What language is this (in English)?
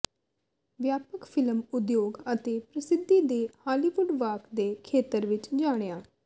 Punjabi